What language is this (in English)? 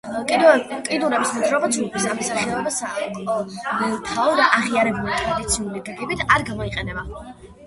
Georgian